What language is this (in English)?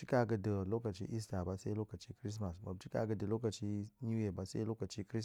Goemai